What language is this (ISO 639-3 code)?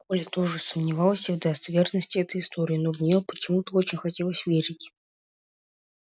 rus